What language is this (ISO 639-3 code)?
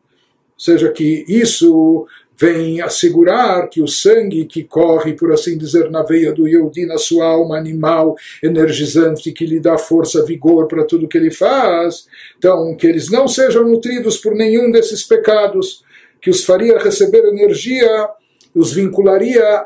por